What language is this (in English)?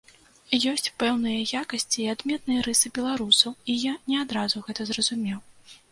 Belarusian